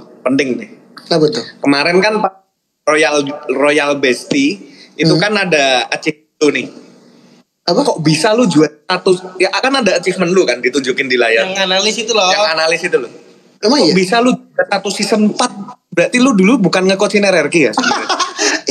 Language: Indonesian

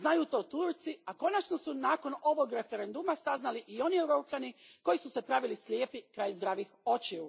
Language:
Croatian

